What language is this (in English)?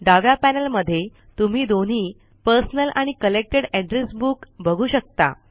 Marathi